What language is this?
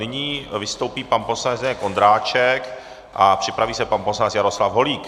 Czech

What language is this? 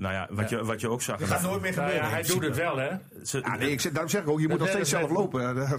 Dutch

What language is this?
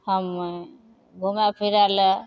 Maithili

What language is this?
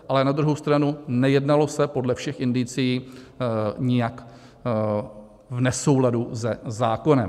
Czech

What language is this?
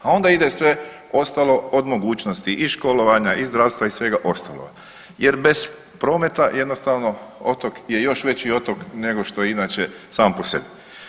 Croatian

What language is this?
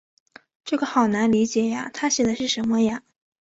Chinese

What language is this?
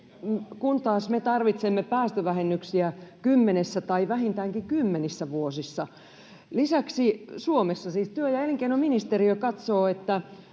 Finnish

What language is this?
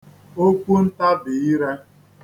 Igbo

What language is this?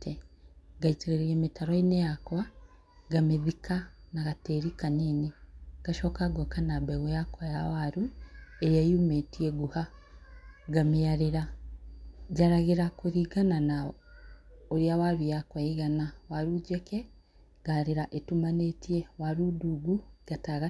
Kikuyu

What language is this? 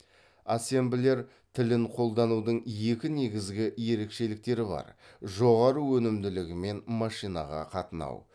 Kazakh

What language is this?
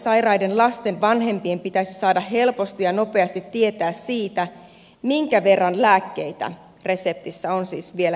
Finnish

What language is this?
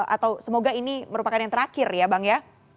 Indonesian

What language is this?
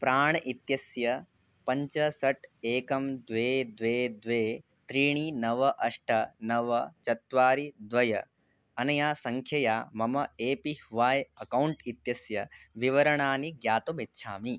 Sanskrit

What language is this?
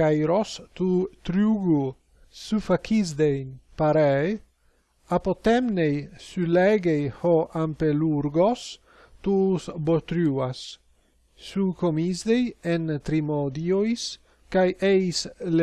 Greek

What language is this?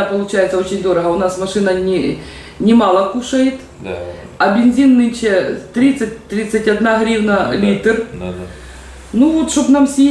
Russian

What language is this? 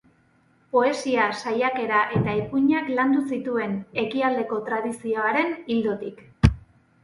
Basque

